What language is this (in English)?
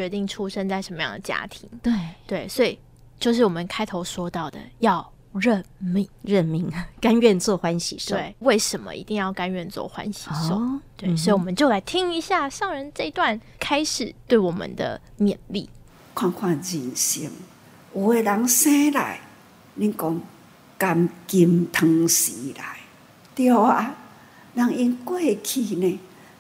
Chinese